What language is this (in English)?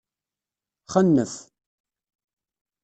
Kabyle